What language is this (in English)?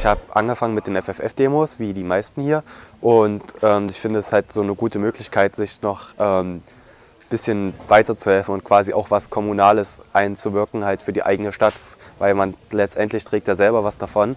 German